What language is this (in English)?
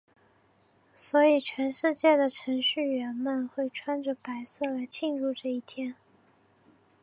Chinese